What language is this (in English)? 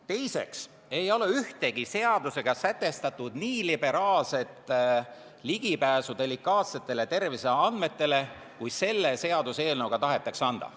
Estonian